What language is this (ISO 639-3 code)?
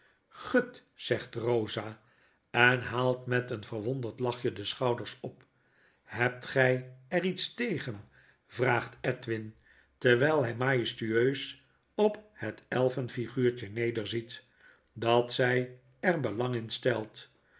nld